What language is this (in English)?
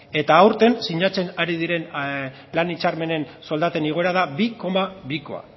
Basque